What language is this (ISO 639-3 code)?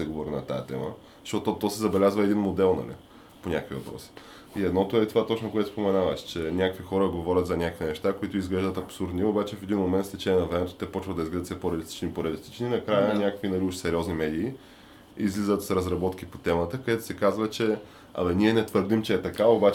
bul